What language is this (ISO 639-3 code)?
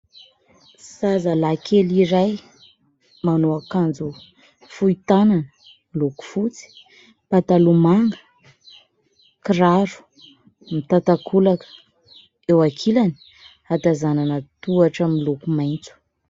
mlg